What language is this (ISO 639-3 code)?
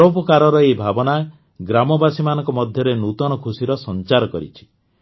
ori